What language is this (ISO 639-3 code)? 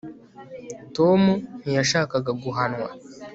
kin